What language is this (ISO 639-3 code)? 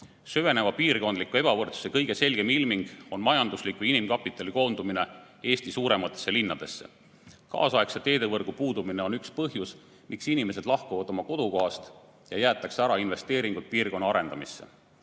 est